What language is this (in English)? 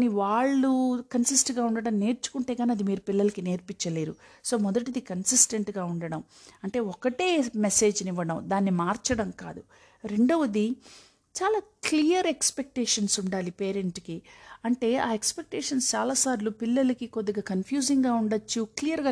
Telugu